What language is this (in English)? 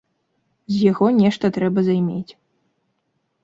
Belarusian